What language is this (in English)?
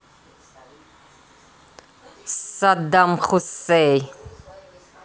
Russian